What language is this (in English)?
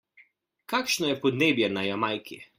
Slovenian